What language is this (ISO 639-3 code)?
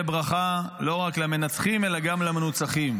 heb